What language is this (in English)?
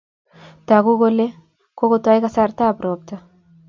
Kalenjin